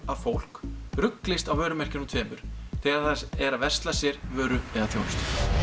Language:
Icelandic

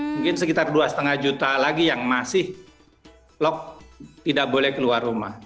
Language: Indonesian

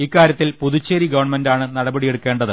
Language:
Malayalam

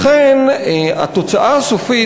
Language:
Hebrew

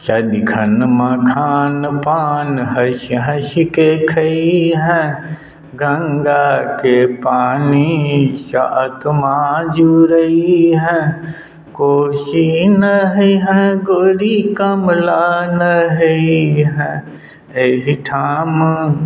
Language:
Maithili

